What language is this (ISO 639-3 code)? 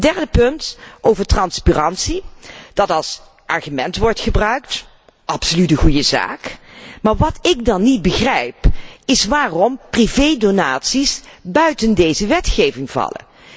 nld